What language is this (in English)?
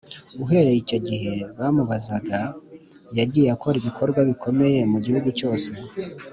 Kinyarwanda